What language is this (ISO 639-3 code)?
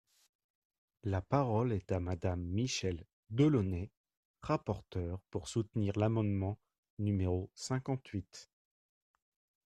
fra